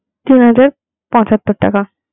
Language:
Bangla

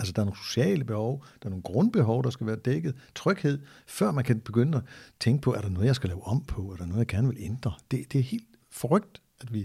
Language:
Danish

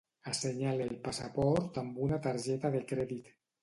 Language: Catalan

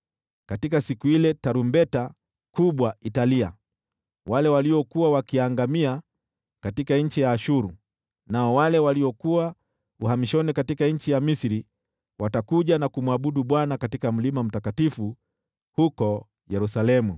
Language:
Swahili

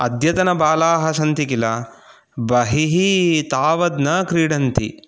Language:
Sanskrit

